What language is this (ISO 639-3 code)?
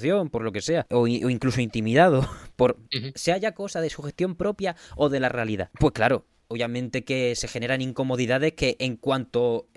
spa